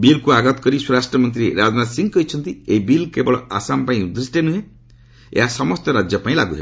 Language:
Odia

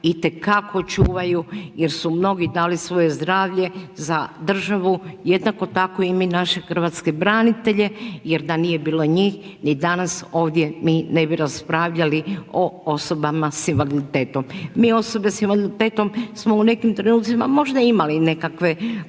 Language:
Croatian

